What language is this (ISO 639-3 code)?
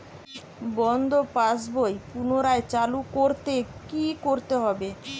ben